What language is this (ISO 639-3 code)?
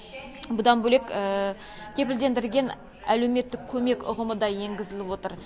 kaz